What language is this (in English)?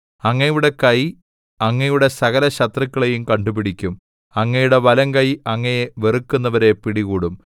Malayalam